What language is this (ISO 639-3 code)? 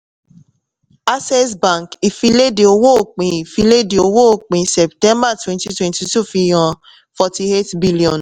yor